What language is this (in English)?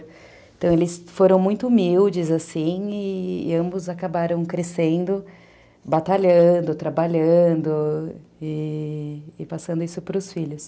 Portuguese